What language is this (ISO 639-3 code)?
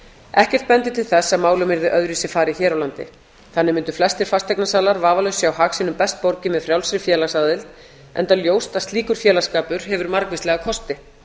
isl